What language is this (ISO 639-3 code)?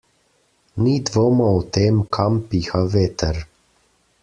slv